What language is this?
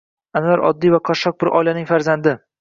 Uzbek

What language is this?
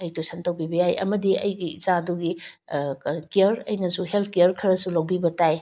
Manipuri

